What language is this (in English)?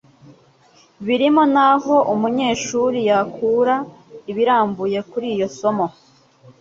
Kinyarwanda